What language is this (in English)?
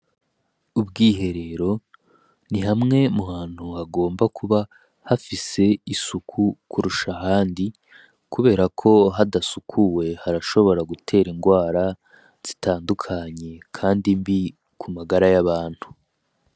Rundi